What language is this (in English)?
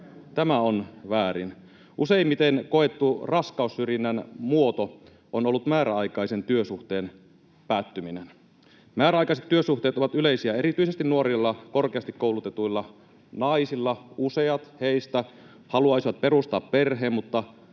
Finnish